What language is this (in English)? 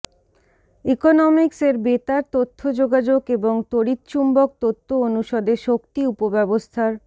Bangla